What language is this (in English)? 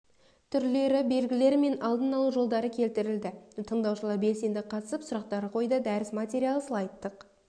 Kazakh